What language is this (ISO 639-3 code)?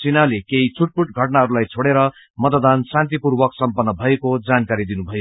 nep